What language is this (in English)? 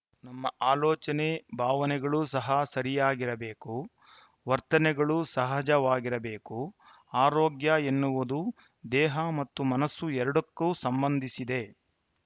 Kannada